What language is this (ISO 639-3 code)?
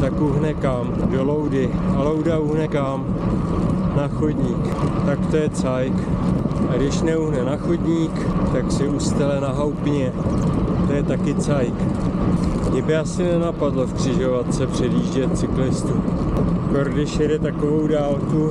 ces